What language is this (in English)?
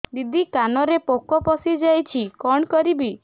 Odia